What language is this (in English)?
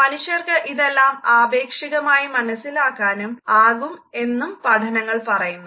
Malayalam